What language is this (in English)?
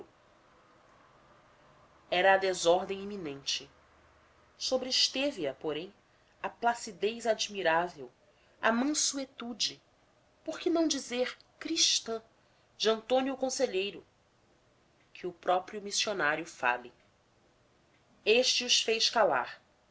Portuguese